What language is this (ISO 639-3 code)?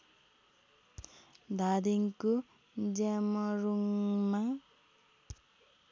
nep